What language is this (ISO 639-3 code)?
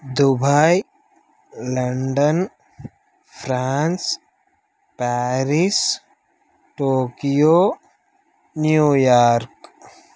tel